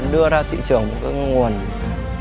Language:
Vietnamese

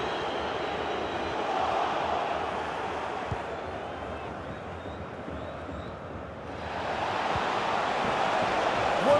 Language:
Arabic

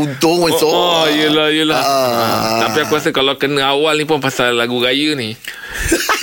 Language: Malay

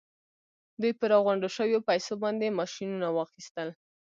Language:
Pashto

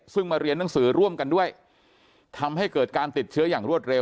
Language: Thai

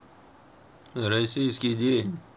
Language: Russian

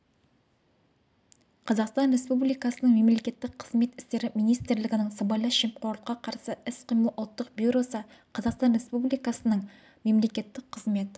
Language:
Kazakh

